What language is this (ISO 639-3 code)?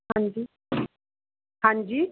pan